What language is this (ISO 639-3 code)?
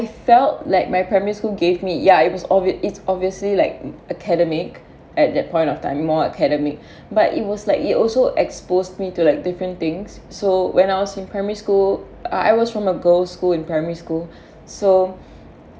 eng